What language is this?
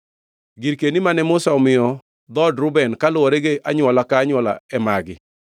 Luo (Kenya and Tanzania)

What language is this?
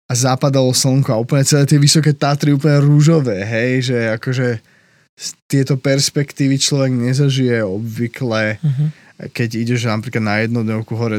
Slovak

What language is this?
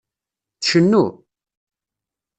Kabyle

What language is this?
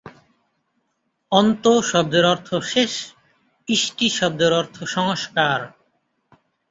Bangla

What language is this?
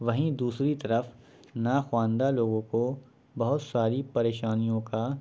Urdu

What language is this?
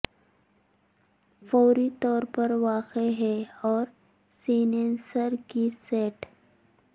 Urdu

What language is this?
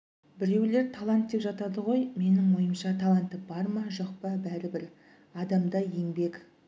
Kazakh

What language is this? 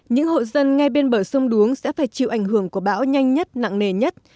Vietnamese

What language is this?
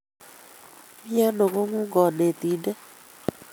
Kalenjin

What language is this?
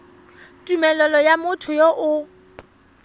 Tswana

